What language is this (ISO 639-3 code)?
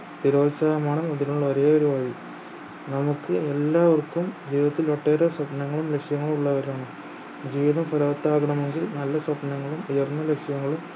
mal